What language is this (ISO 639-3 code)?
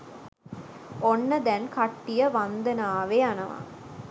sin